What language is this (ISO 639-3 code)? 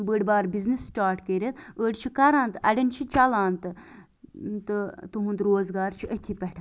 kas